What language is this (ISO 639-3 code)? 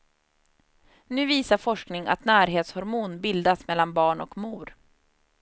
swe